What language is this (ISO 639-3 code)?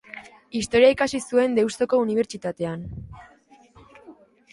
eus